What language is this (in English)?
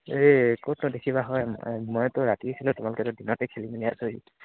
Assamese